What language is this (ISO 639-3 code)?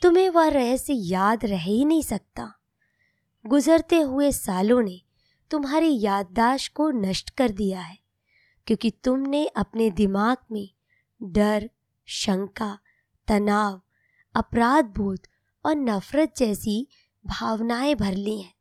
hin